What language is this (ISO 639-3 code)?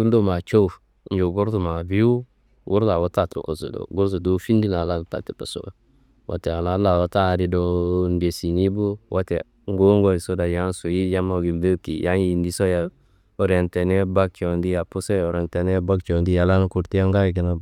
kbl